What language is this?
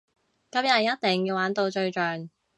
Cantonese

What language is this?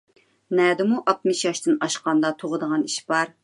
Uyghur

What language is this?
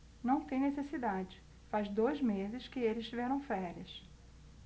Portuguese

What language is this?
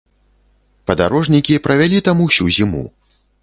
Belarusian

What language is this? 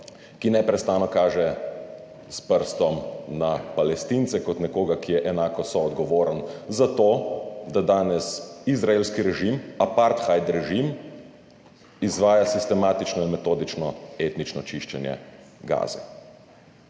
Slovenian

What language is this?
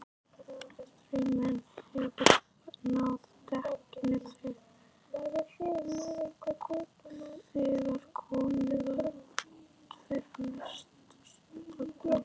Icelandic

